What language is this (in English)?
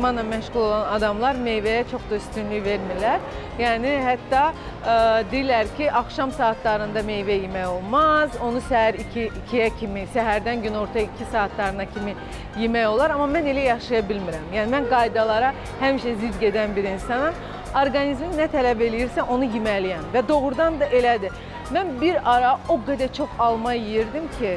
Turkish